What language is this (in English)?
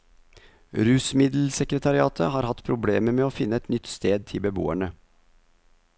Norwegian